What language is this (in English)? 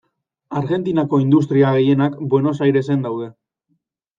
Basque